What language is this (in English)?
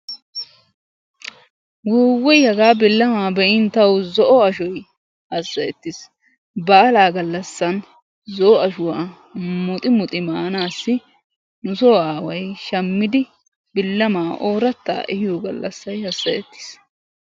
Wolaytta